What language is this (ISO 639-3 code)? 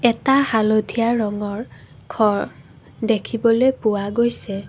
asm